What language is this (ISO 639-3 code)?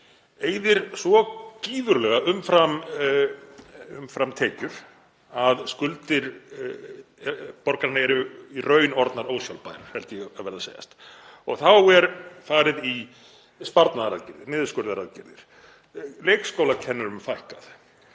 isl